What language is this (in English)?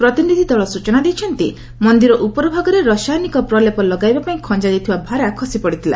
Odia